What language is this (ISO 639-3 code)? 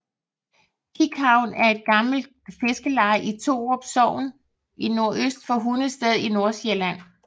dan